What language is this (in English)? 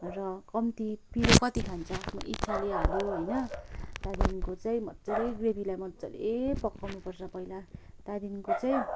Nepali